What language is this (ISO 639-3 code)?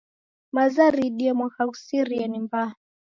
dav